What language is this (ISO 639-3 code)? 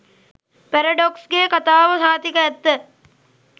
sin